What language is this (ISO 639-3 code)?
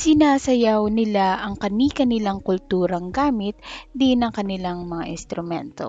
fil